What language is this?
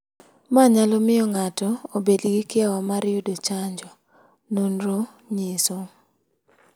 Luo (Kenya and Tanzania)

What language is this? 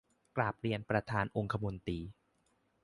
Thai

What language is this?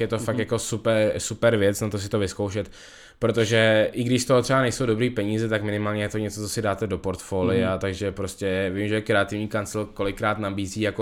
Czech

